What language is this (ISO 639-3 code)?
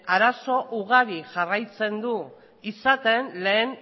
eus